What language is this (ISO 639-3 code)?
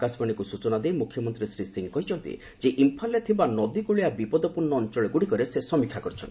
ori